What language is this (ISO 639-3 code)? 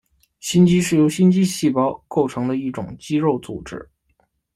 zho